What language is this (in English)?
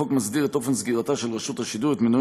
Hebrew